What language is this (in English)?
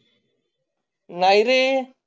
Marathi